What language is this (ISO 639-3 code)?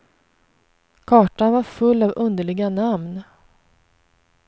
swe